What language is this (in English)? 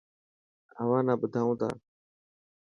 Dhatki